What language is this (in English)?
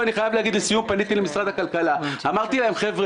Hebrew